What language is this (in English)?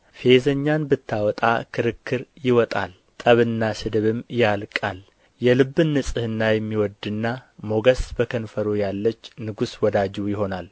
Amharic